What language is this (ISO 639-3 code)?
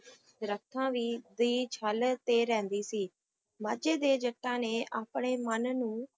pan